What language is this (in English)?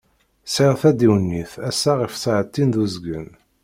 Kabyle